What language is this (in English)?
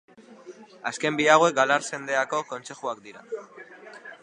Basque